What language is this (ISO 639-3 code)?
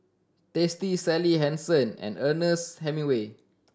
eng